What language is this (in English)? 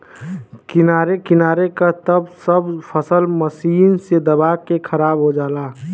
Bhojpuri